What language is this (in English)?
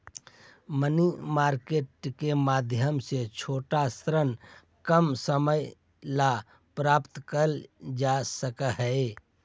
Magahi